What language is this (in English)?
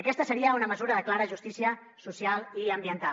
Catalan